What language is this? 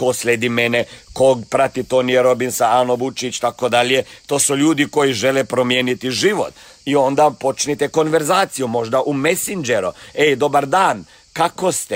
Croatian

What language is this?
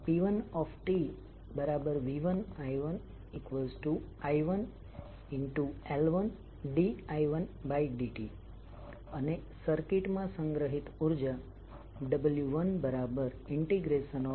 Gujarati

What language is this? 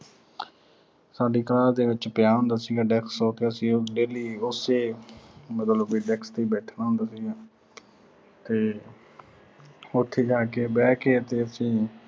Punjabi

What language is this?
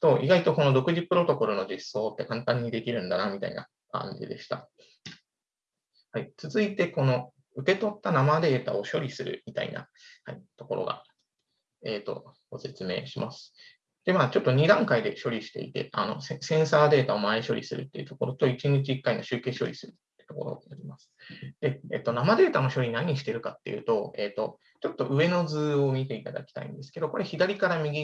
Japanese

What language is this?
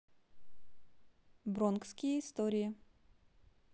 Russian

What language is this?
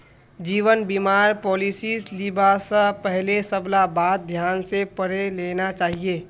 Magahi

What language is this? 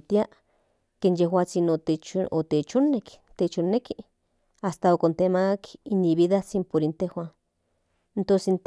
Central Nahuatl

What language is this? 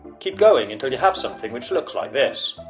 English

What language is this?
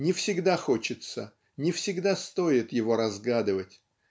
Russian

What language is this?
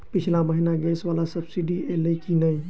Maithili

